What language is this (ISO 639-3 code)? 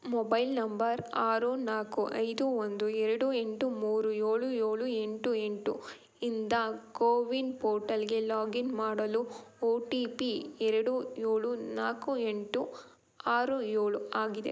kan